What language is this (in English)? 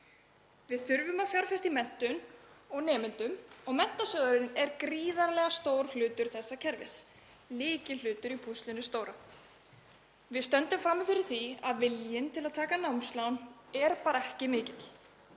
Icelandic